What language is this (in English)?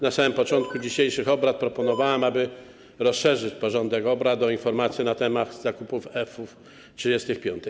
Polish